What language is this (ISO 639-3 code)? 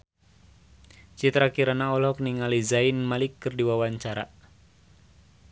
sun